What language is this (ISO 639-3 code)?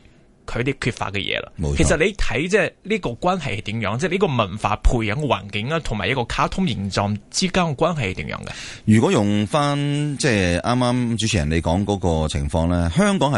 zho